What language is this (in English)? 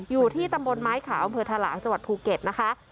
Thai